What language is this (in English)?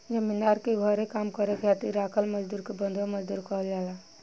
Bhojpuri